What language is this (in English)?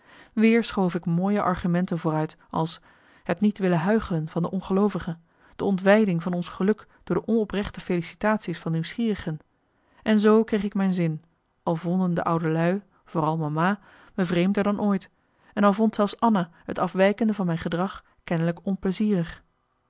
Dutch